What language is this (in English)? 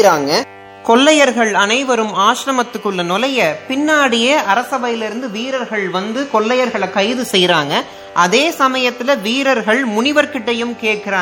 Tamil